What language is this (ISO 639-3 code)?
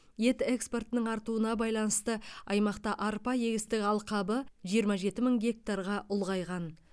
kaz